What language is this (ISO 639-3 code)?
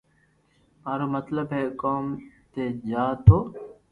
lrk